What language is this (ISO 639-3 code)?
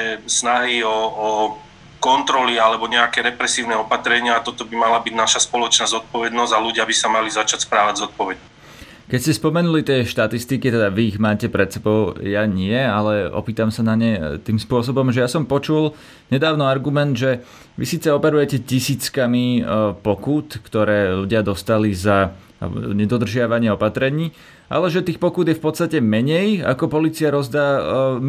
slk